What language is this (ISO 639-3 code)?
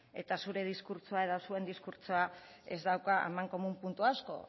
eus